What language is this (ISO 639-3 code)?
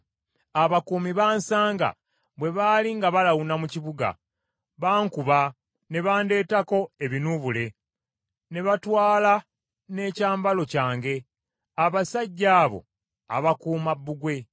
lug